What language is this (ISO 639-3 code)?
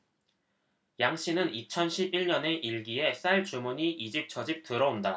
kor